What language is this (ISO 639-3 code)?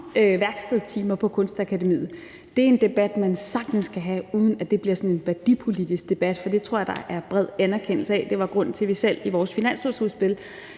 dan